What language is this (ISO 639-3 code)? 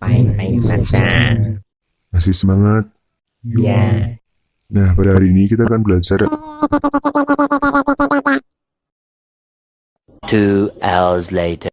ind